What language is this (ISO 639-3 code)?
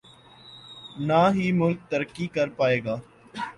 urd